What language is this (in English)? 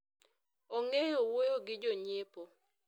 Luo (Kenya and Tanzania)